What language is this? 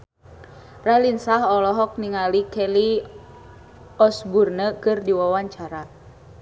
Sundanese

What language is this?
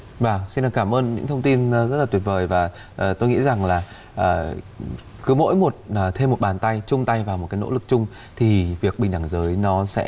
Vietnamese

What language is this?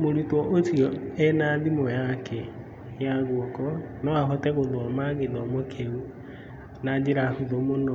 Kikuyu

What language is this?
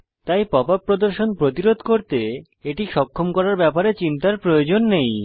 Bangla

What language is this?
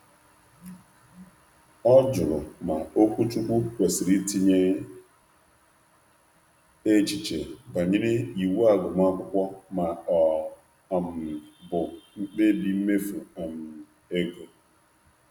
Igbo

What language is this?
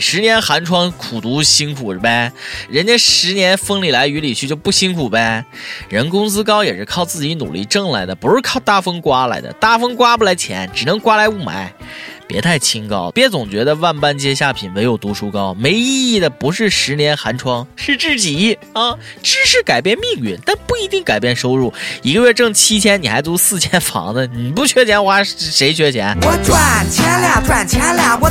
Chinese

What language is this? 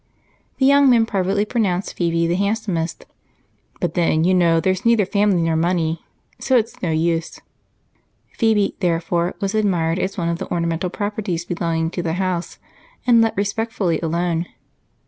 English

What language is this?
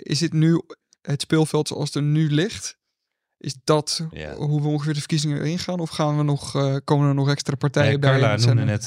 Dutch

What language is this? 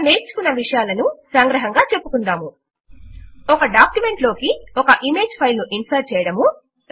Telugu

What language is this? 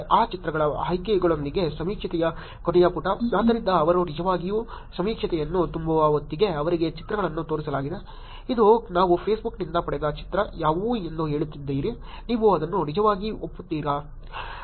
Kannada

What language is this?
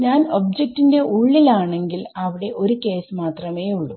Malayalam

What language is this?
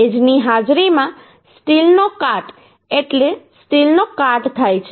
Gujarati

